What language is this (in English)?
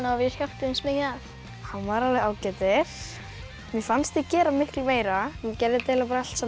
Icelandic